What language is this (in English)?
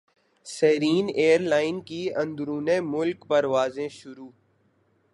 Urdu